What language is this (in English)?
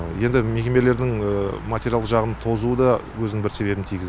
Kazakh